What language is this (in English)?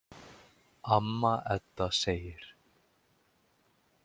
Icelandic